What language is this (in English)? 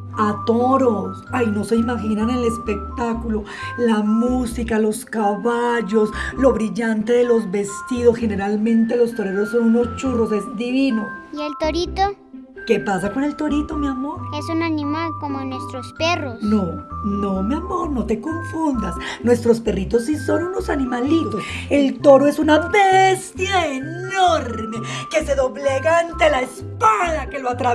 Spanish